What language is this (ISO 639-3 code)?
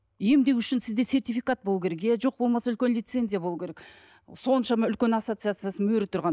kaz